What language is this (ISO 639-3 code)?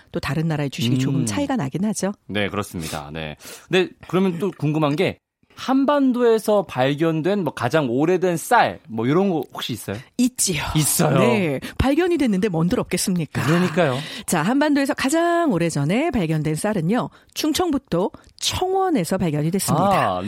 kor